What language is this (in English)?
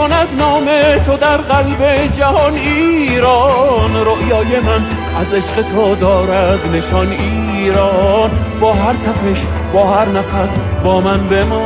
Persian